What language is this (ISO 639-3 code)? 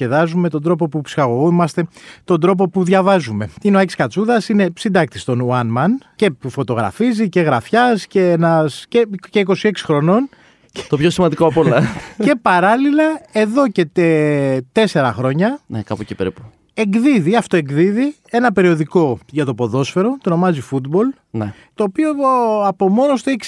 ell